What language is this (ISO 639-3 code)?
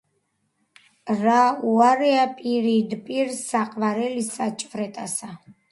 kat